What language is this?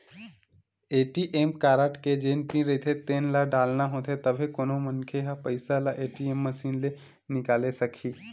Chhattisgarhi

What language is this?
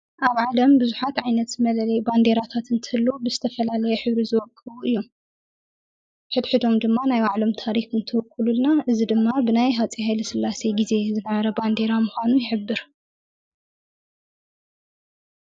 Tigrinya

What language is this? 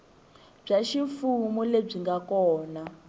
Tsonga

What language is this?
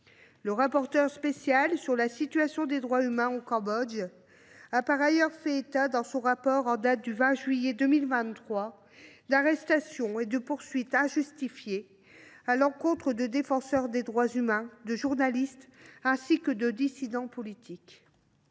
French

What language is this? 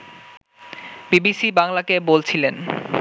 Bangla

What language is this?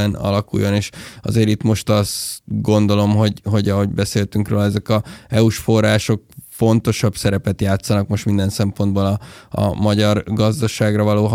Hungarian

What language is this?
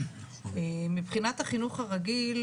Hebrew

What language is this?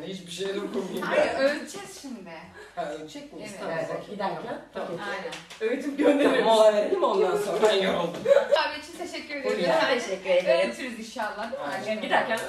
Turkish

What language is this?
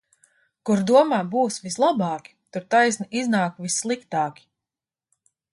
Latvian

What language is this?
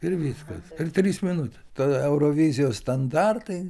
Lithuanian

